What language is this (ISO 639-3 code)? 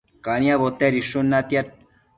mcf